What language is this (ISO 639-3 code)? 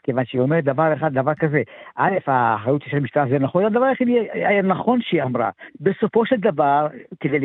heb